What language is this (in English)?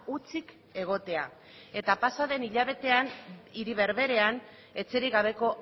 Basque